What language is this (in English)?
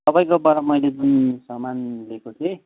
Nepali